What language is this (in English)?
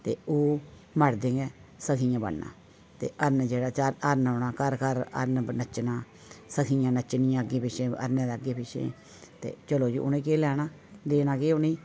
Dogri